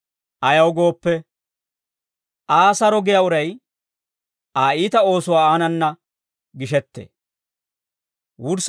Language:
Dawro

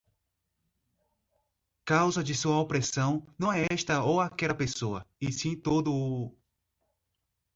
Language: Portuguese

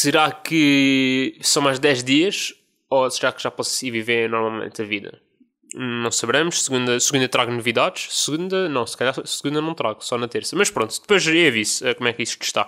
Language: Portuguese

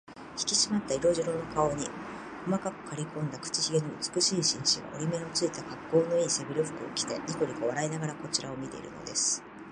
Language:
Japanese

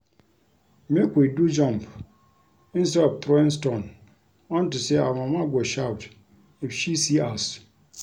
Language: Nigerian Pidgin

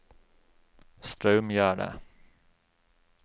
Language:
Norwegian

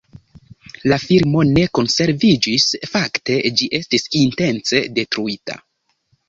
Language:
Esperanto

